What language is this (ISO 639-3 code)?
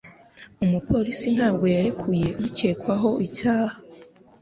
kin